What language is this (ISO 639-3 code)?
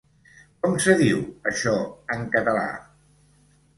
cat